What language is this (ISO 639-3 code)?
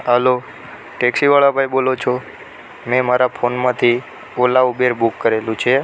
guj